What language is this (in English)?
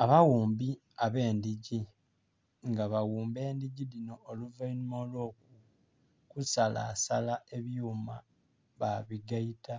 Soga